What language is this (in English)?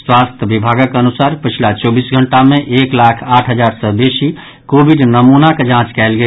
Maithili